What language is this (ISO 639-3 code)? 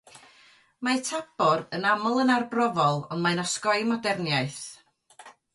cym